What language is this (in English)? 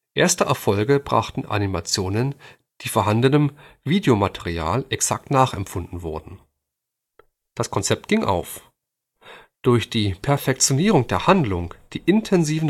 German